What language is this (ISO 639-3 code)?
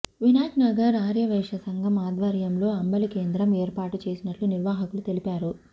tel